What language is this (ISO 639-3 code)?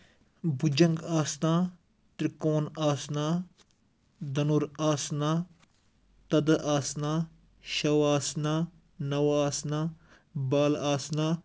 kas